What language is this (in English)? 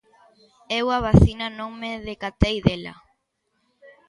Galician